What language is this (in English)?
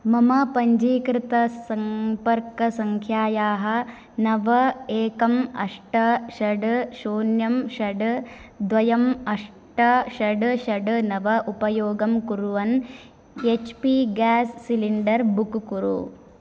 Sanskrit